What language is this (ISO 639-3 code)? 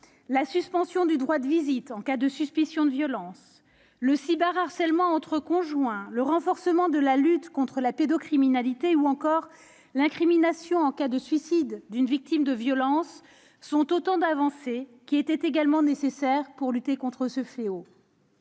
fra